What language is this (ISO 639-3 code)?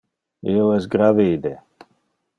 ina